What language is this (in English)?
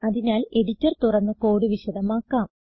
Malayalam